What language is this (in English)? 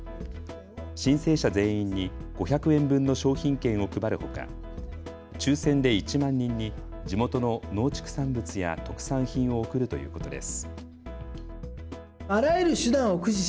Japanese